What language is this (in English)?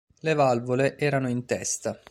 Italian